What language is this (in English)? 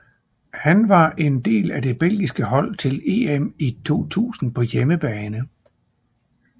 Danish